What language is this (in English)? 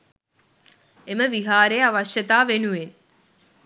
Sinhala